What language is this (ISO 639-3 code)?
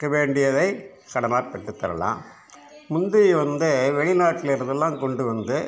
tam